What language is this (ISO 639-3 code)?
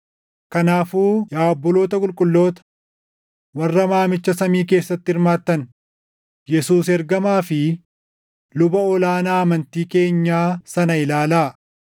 orm